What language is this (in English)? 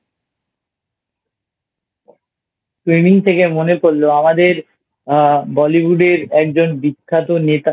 Bangla